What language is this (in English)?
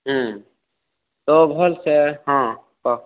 Odia